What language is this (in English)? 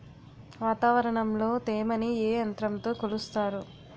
Telugu